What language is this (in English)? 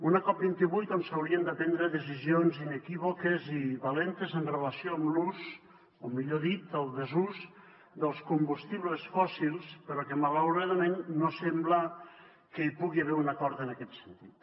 Catalan